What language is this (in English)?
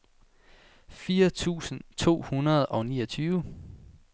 Danish